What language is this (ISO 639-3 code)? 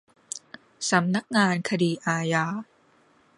tha